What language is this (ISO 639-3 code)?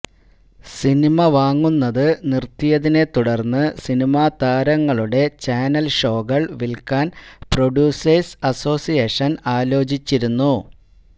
mal